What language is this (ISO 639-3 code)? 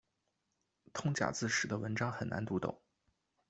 zho